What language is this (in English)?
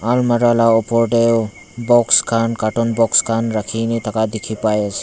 Naga Pidgin